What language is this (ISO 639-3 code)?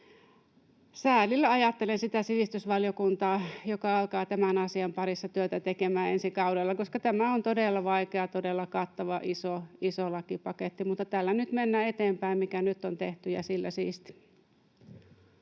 fin